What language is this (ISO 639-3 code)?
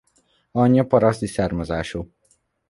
hun